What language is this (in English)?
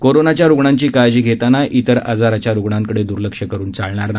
Marathi